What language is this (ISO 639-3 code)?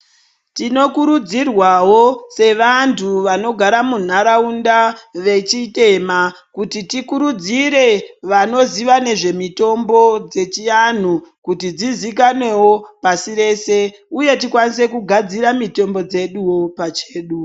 ndc